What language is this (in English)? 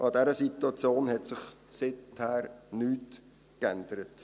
Swiss German